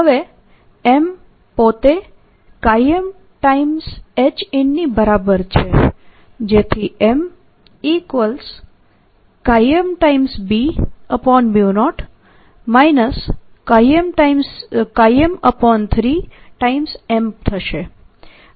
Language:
Gujarati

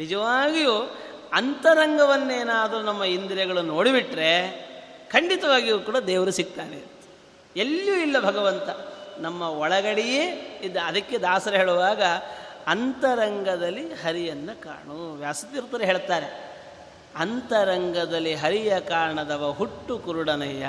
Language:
Kannada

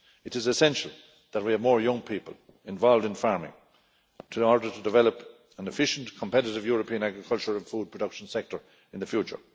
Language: English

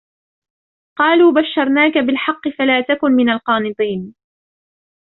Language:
Arabic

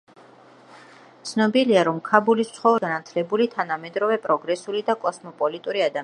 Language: Georgian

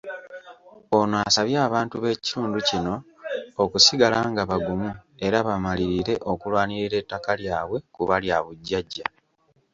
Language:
Ganda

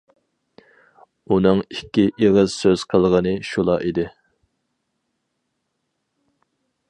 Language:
Uyghur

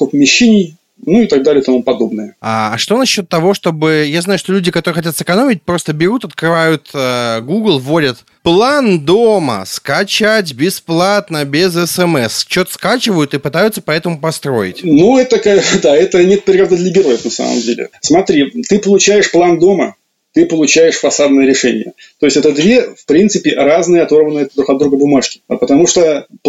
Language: Russian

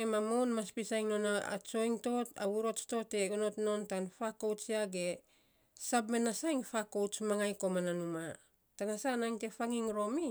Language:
Saposa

